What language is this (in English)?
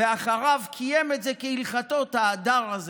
Hebrew